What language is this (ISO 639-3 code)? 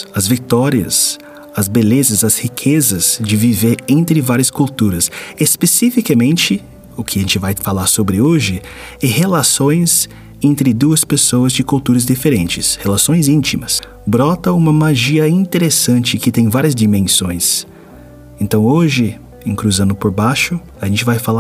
por